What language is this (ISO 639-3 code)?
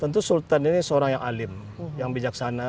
ind